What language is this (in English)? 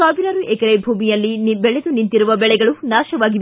Kannada